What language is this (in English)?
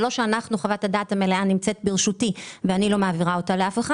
Hebrew